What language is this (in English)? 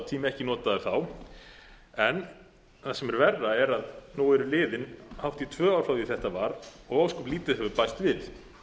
Icelandic